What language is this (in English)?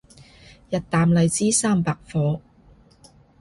Cantonese